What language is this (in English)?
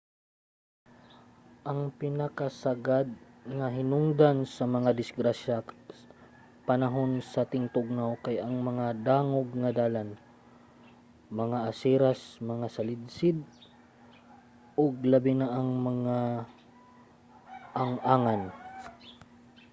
Cebuano